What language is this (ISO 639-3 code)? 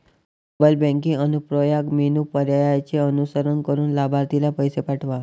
mar